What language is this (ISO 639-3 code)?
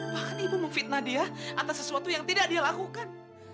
ind